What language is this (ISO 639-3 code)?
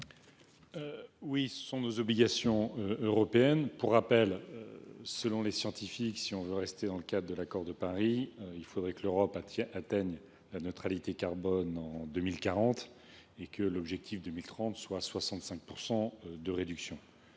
fra